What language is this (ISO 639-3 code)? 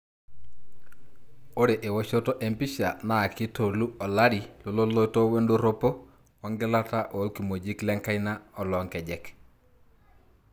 mas